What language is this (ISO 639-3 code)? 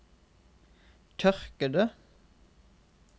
nor